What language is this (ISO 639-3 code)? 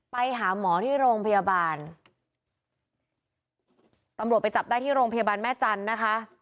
tha